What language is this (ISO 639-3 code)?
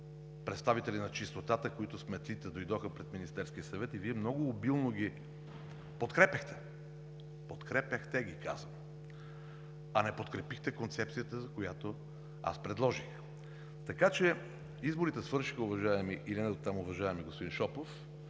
bul